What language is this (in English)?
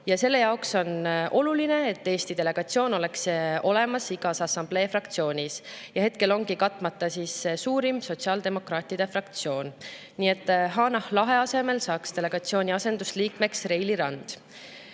Estonian